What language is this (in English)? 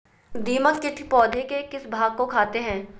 Magahi